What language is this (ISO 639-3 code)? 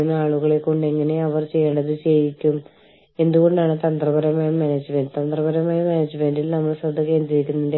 mal